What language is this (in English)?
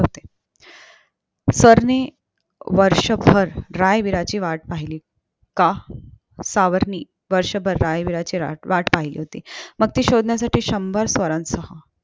Marathi